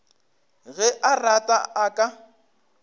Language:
Northern Sotho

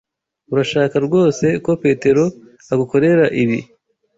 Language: Kinyarwanda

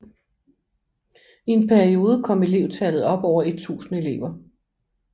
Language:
Danish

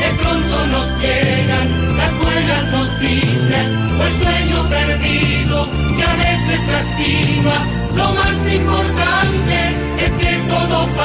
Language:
Guarani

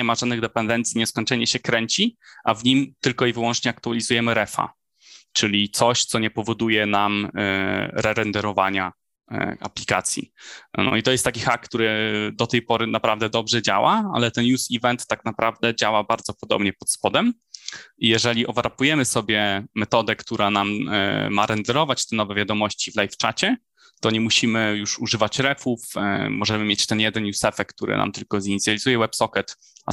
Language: Polish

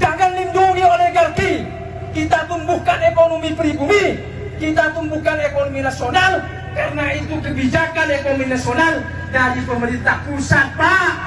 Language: Indonesian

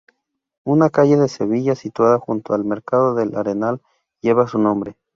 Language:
Spanish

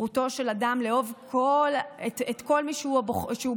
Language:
Hebrew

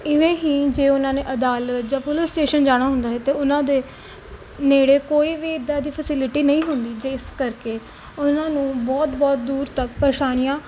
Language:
Punjabi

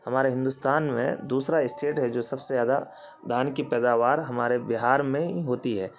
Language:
Urdu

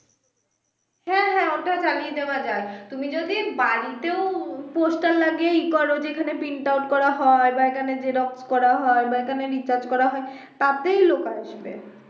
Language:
Bangla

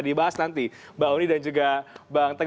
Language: Indonesian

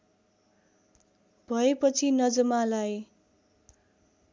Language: Nepali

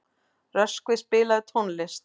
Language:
Icelandic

